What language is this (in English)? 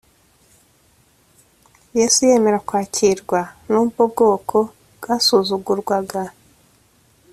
Kinyarwanda